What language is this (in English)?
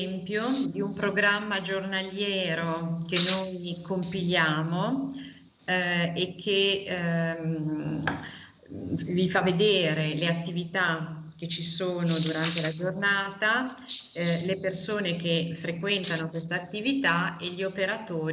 Italian